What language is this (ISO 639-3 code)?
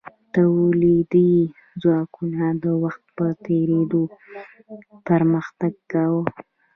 pus